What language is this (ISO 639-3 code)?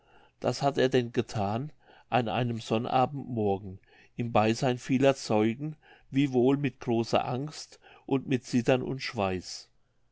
deu